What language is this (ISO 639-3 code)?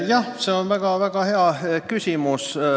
est